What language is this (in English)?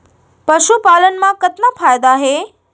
Chhattisgarhi